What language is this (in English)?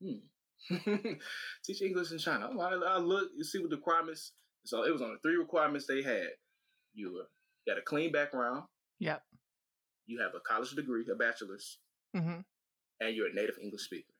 English